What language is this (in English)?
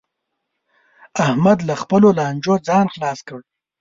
Pashto